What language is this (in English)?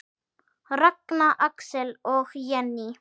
Icelandic